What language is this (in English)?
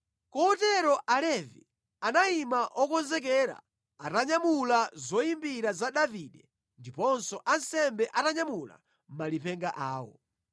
Nyanja